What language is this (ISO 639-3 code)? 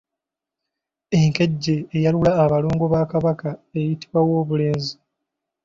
lug